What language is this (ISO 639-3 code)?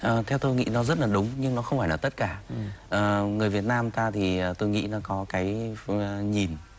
vie